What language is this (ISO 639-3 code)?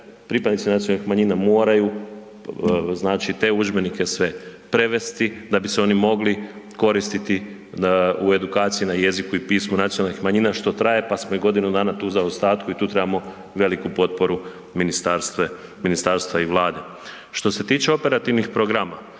hrv